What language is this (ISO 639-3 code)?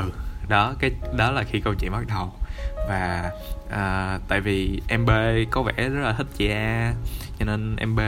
vie